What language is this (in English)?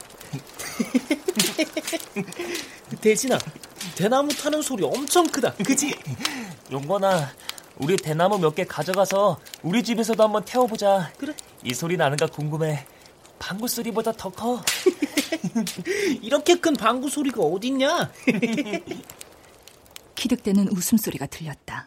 Korean